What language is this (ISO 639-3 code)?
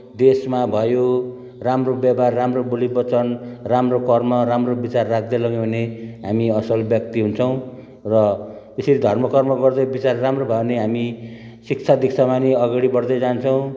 nep